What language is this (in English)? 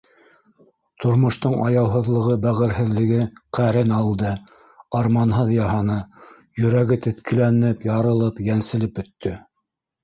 Bashkir